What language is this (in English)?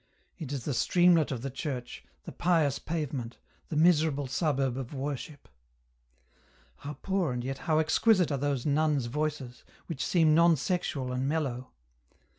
English